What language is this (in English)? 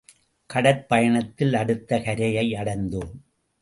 Tamil